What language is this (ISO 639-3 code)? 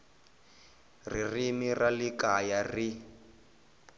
tso